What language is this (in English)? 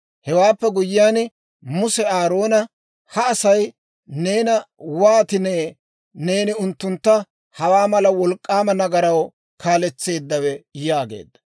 Dawro